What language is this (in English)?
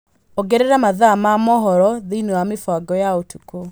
Kikuyu